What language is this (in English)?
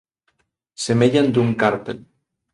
Galician